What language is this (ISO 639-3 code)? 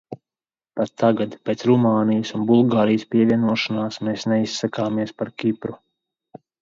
lav